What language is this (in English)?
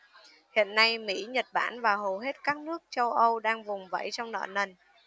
Vietnamese